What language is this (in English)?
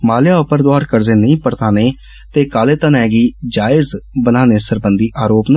Dogri